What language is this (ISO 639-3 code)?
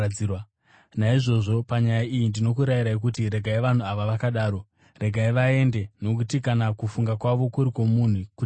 sna